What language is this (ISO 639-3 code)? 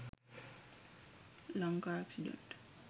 sin